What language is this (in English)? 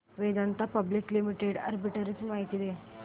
Marathi